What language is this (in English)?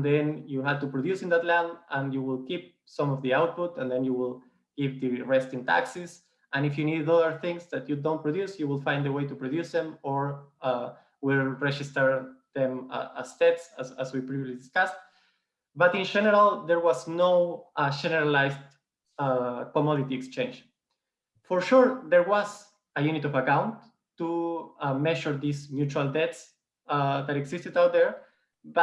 English